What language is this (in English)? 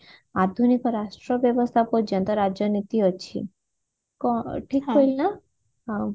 Odia